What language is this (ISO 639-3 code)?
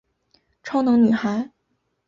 zho